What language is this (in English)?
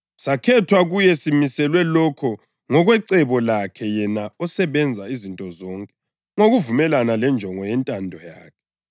North Ndebele